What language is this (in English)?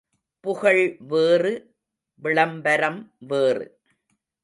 Tamil